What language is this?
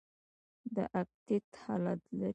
Pashto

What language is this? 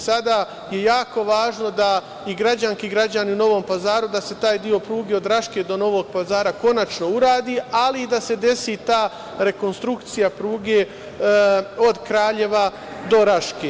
Serbian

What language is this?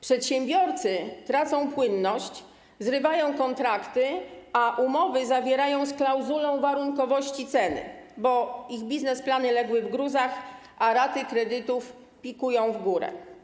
Polish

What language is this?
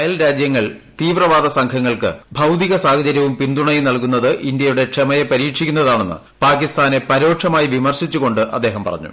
Malayalam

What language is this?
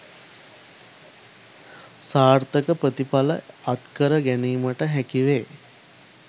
Sinhala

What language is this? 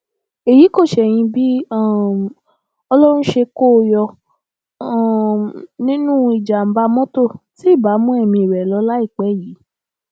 Yoruba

